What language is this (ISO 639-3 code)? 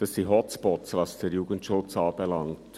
gsw